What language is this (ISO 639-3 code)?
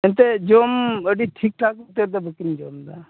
sat